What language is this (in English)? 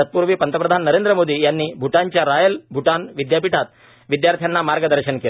Marathi